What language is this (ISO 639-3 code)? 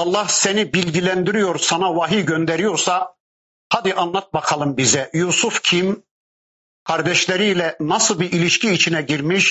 tur